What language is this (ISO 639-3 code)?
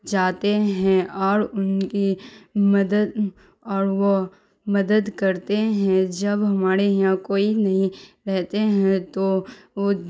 urd